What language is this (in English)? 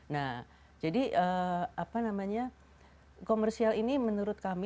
Indonesian